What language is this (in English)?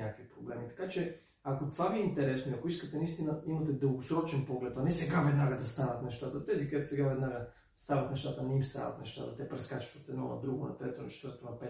Bulgarian